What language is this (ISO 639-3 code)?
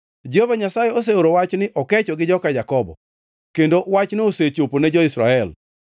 luo